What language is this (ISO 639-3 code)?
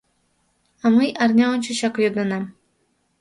chm